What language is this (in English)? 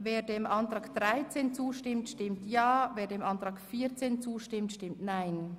Swiss German